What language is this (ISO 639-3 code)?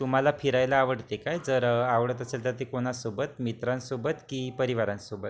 mar